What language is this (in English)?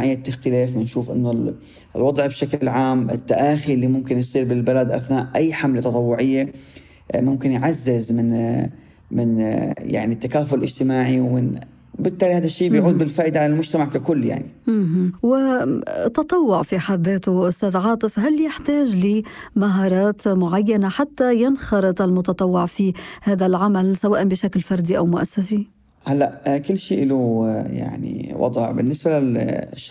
Arabic